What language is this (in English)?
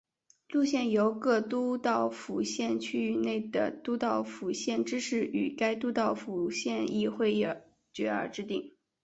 Chinese